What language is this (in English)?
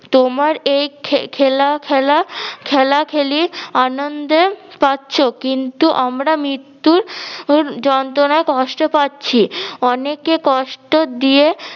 Bangla